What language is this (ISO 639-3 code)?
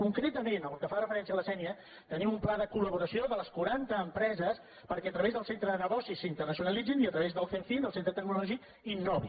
cat